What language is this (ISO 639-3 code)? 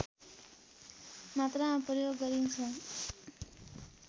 nep